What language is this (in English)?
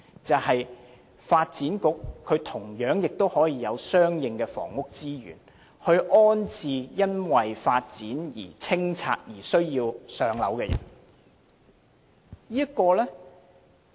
Cantonese